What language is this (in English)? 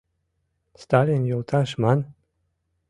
Mari